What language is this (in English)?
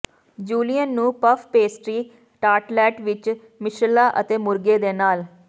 Punjabi